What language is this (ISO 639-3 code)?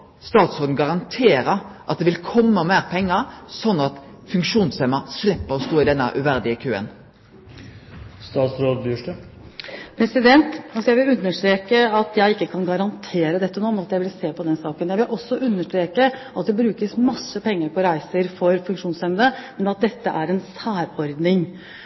nor